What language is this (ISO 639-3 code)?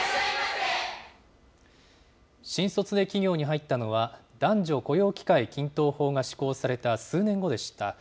jpn